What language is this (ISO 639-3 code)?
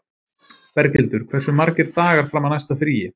isl